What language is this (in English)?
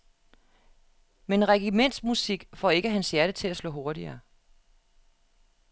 Danish